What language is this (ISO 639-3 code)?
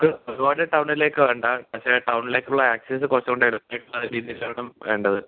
mal